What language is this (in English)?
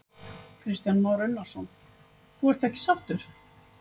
Icelandic